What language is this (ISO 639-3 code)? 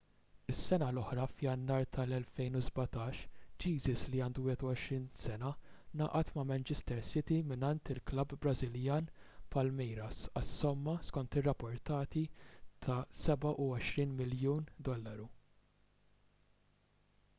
mlt